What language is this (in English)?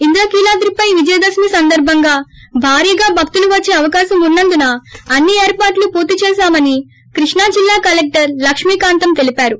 Telugu